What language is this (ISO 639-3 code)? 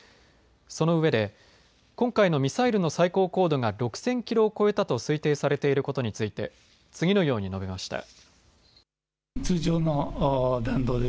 jpn